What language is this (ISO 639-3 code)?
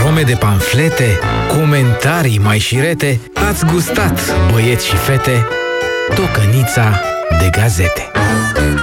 ron